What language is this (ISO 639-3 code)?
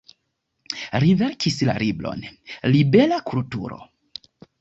epo